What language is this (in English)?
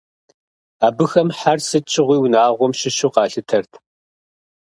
Kabardian